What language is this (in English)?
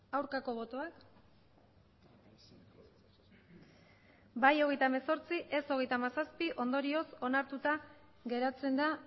Basque